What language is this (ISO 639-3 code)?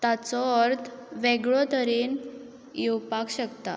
kok